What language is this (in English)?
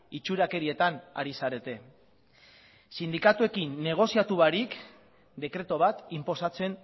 Basque